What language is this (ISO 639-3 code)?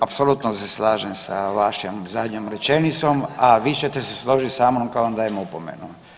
hrv